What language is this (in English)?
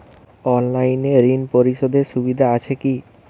Bangla